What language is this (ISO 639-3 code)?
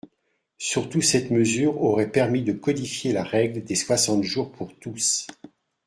fra